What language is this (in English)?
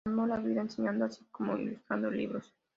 Spanish